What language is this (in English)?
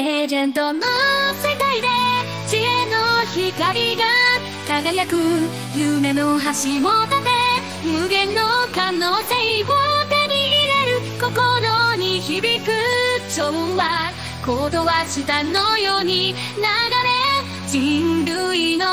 Japanese